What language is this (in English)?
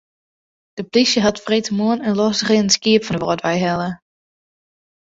Western Frisian